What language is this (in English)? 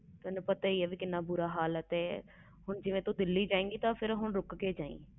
Punjabi